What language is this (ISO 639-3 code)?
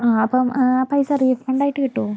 mal